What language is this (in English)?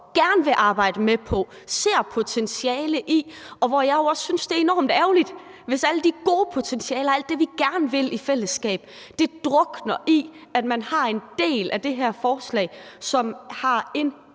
Danish